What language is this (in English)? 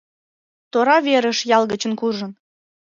Mari